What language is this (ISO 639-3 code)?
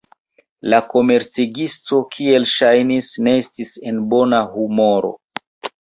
epo